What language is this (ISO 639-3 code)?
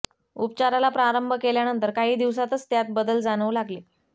mar